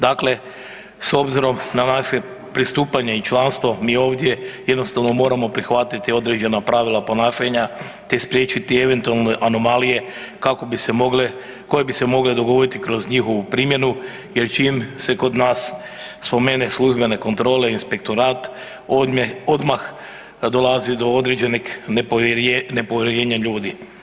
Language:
Croatian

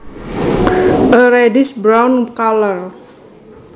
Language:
Javanese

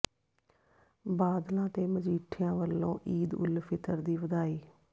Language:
Punjabi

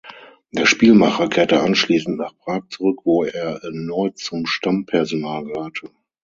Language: German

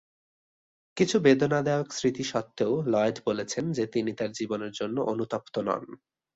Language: Bangla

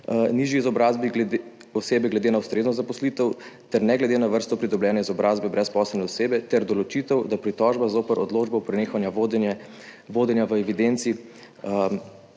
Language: Slovenian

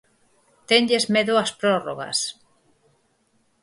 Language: Galician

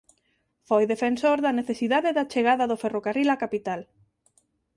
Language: Galician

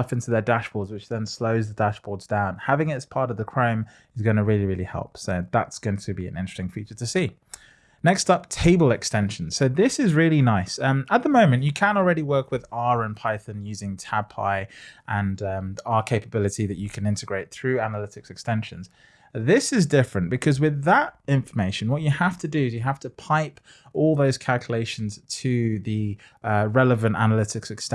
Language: English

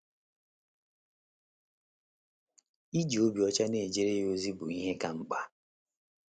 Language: Igbo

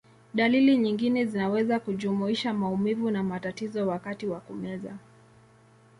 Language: Swahili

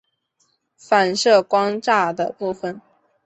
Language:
Chinese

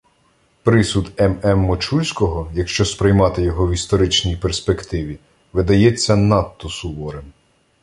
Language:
Ukrainian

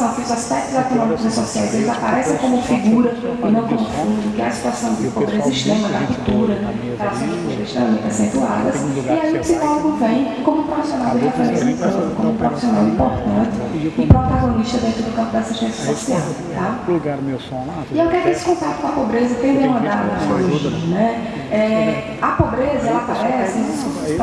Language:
Portuguese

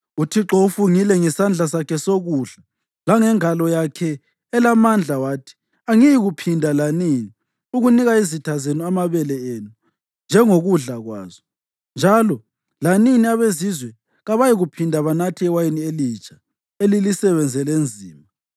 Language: North Ndebele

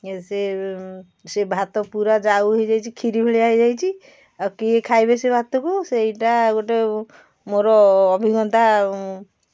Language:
Odia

